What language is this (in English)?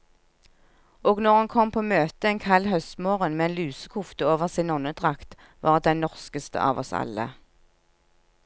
Norwegian